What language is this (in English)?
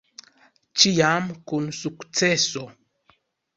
Esperanto